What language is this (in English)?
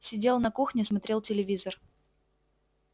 Russian